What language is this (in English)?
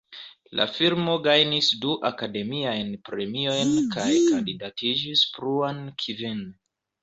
Esperanto